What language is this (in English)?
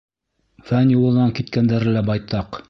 Bashkir